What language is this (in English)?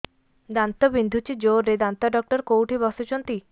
Odia